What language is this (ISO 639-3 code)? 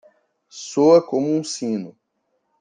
por